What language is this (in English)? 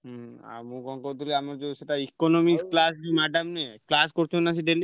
Odia